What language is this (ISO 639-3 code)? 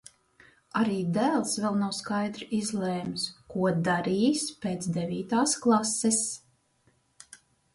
lav